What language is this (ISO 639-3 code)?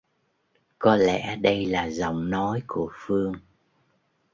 vie